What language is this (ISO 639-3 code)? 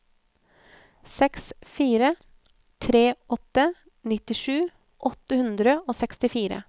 nor